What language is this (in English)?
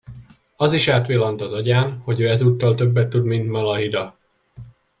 Hungarian